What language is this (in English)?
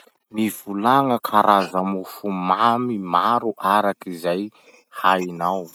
Masikoro Malagasy